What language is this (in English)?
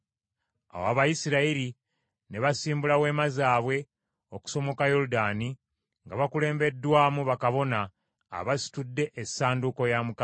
Ganda